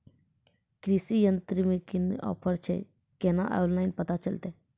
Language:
Maithili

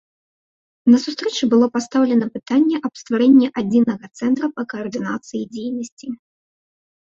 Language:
Belarusian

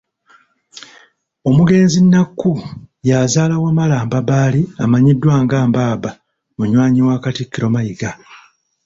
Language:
Ganda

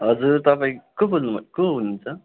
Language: Nepali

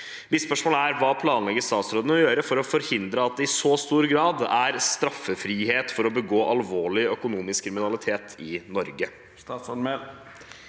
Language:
Norwegian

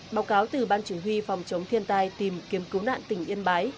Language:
Vietnamese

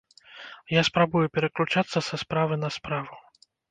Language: Belarusian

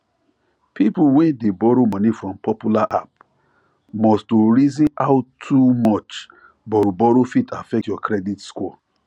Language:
Nigerian Pidgin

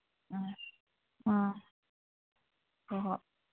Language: Manipuri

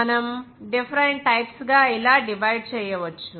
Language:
Telugu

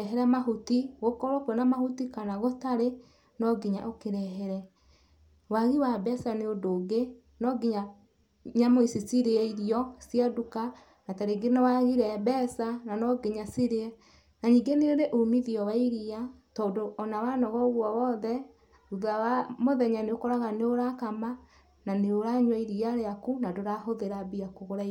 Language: Kikuyu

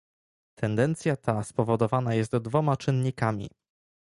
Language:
Polish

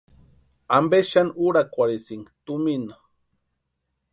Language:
Western Highland Purepecha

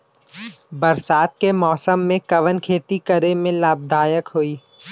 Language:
Bhojpuri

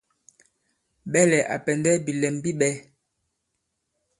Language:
Bankon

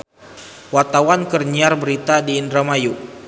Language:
Sundanese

